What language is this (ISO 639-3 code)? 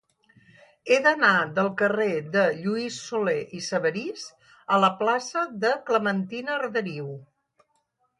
cat